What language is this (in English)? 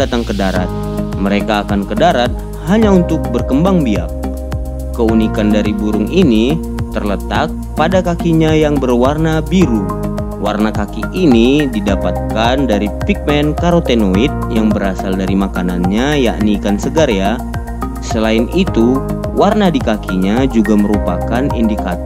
Indonesian